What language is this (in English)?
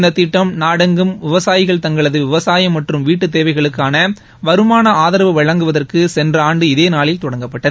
Tamil